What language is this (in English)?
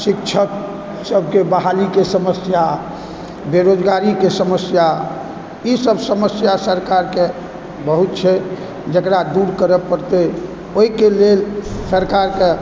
Maithili